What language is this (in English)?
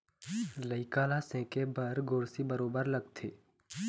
Chhattisgarhi